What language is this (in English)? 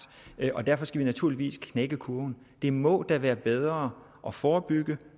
Danish